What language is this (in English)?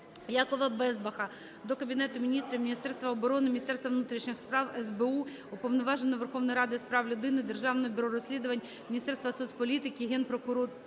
Ukrainian